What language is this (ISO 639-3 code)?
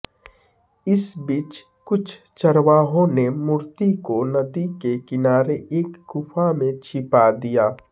hin